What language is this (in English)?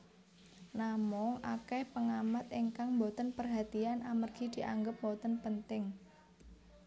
Javanese